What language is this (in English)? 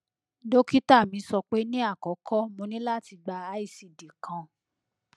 Yoruba